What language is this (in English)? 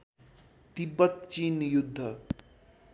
Nepali